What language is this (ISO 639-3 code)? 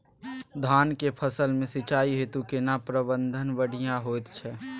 mai